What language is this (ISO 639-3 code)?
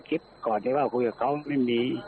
tha